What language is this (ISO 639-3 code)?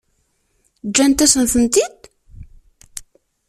kab